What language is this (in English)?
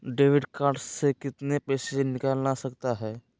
Magahi